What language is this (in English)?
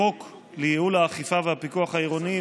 Hebrew